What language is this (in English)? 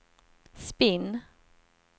Swedish